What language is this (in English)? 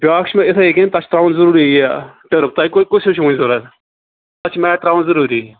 Kashmiri